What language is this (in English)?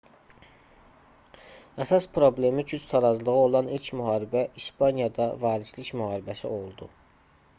Azerbaijani